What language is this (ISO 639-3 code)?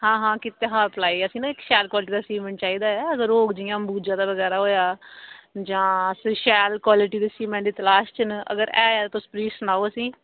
doi